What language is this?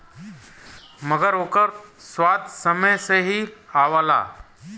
Bhojpuri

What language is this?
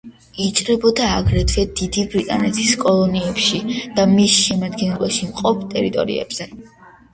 Georgian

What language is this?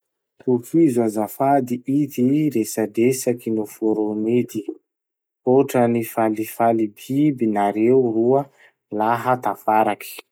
Masikoro Malagasy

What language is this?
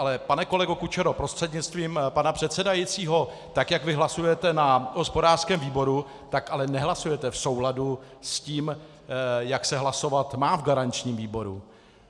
Czech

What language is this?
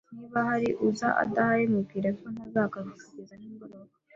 Kinyarwanda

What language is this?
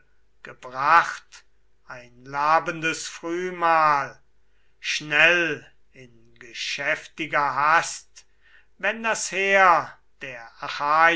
German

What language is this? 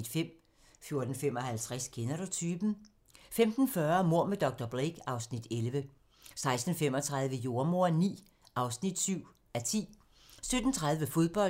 Danish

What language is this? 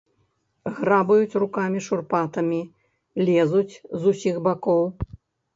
Belarusian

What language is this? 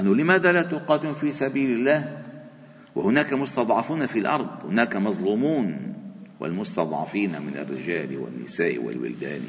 Arabic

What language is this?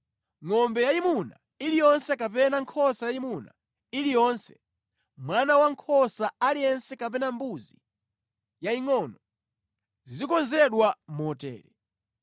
Nyanja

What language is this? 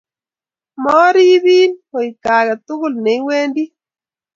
Kalenjin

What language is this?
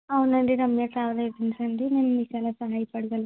Telugu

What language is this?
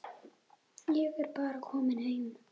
Icelandic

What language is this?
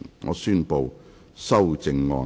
Cantonese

